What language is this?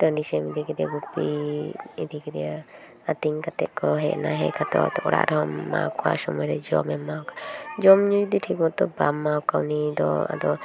Santali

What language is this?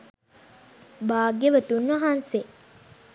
Sinhala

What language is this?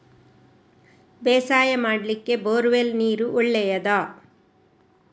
Kannada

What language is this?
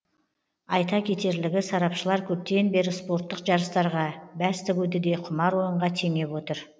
Kazakh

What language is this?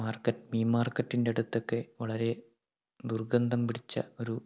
Malayalam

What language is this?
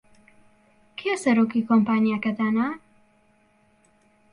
Central Kurdish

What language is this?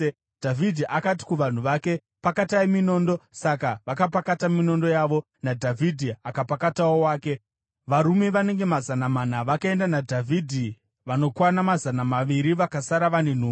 Shona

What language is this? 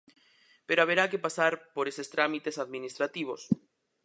Galician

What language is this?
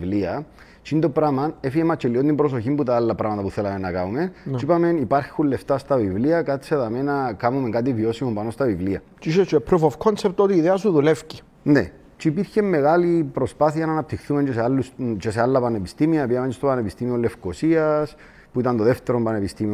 Greek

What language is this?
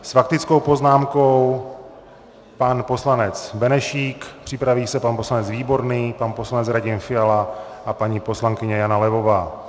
Czech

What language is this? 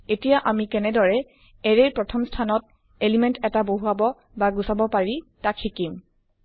Assamese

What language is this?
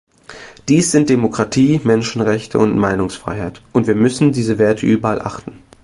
German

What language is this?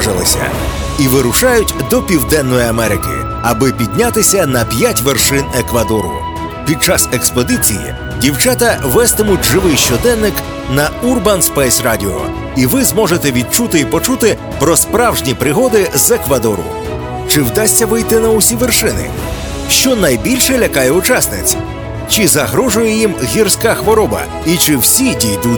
Ukrainian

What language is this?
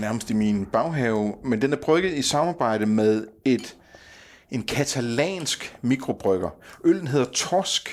Danish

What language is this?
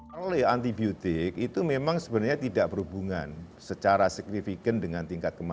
Indonesian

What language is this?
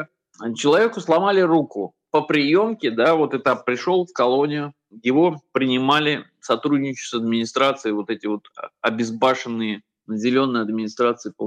Russian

